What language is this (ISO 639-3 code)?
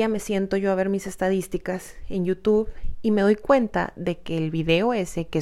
spa